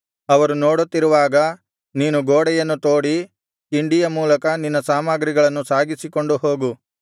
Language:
Kannada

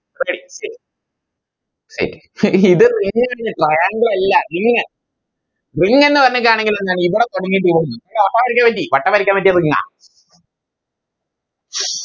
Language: Malayalam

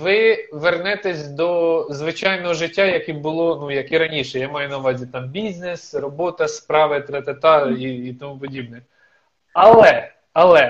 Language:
Ukrainian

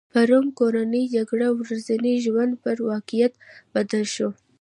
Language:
Pashto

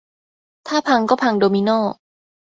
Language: Thai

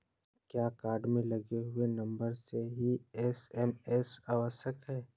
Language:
Hindi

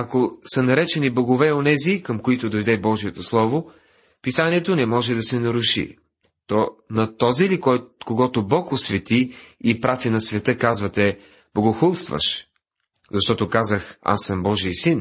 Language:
Bulgarian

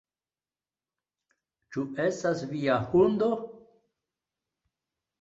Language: Esperanto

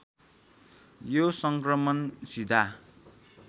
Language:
Nepali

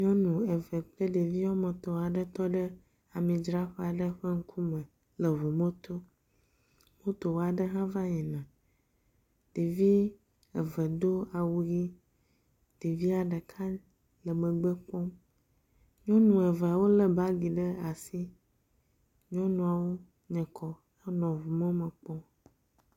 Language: Ewe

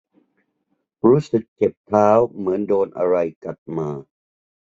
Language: Thai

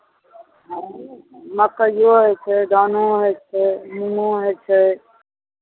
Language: Maithili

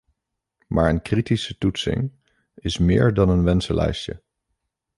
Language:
Dutch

